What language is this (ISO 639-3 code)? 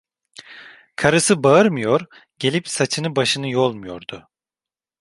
tur